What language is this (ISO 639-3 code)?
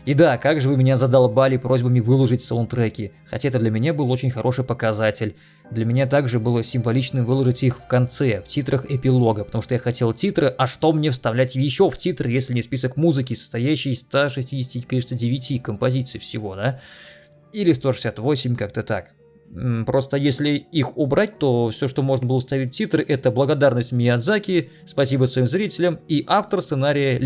rus